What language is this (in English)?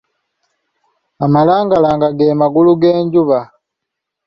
Ganda